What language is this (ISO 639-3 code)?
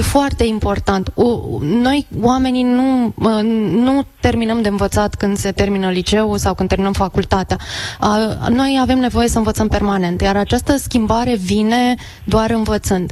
ron